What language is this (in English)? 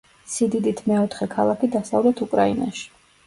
Georgian